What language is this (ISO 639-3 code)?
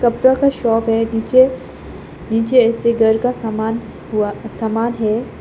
hin